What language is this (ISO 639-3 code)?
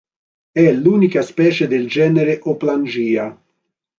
ita